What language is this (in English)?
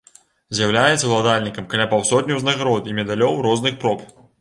Belarusian